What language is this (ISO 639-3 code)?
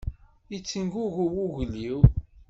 kab